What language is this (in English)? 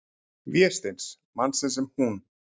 Icelandic